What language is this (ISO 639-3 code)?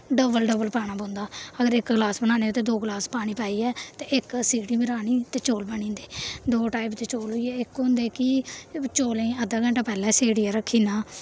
doi